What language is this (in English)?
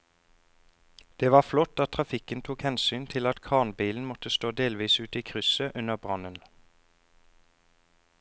Norwegian